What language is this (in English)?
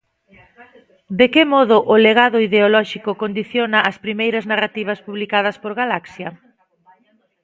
Galician